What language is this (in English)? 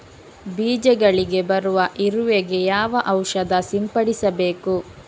Kannada